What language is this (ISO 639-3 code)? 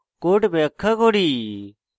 ben